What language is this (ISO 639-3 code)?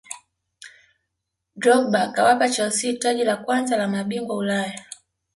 swa